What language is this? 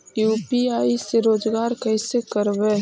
Magahi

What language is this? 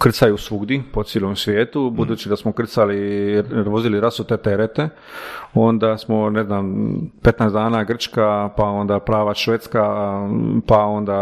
Croatian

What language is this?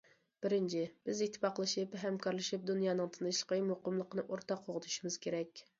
Uyghur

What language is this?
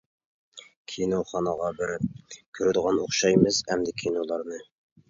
Uyghur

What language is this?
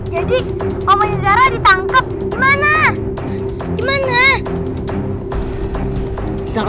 Indonesian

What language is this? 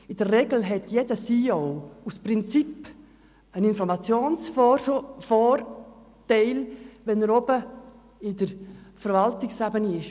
Swiss German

